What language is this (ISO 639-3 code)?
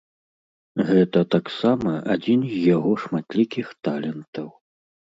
bel